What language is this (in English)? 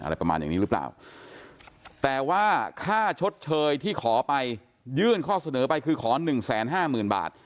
Thai